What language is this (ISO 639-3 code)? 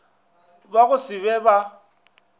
nso